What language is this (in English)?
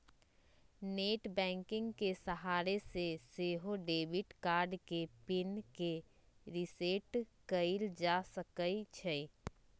Magahi